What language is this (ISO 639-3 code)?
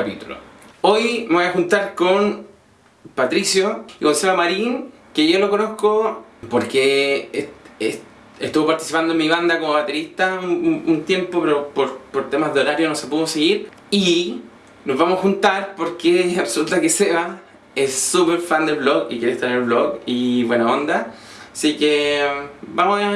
spa